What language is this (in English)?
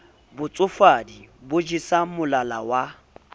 Southern Sotho